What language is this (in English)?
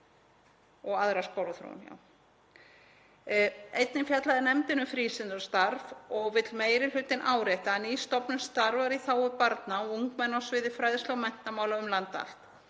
Icelandic